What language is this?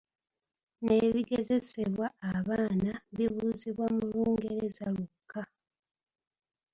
Ganda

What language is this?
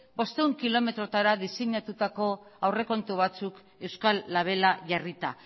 Basque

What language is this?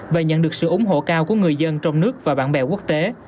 Vietnamese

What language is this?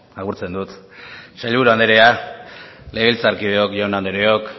Basque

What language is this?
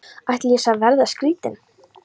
Icelandic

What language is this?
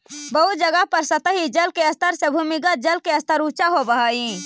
Magahi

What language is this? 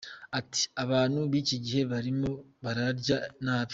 Kinyarwanda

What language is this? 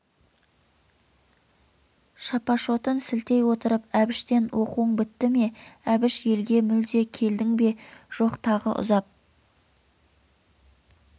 Kazakh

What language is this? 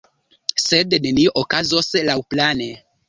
Esperanto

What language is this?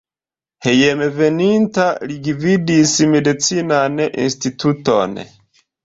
Esperanto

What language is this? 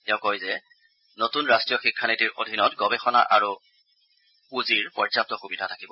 Assamese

